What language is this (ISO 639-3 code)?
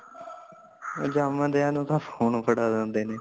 pan